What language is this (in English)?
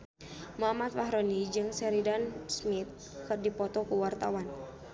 Sundanese